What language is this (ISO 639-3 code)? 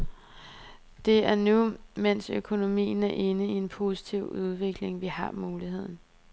dan